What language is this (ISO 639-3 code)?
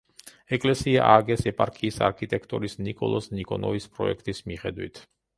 kat